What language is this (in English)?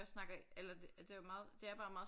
Danish